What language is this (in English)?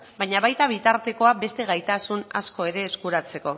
Basque